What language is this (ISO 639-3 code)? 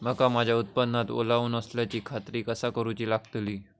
mar